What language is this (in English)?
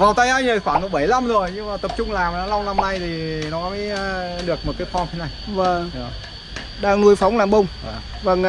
Vietnamese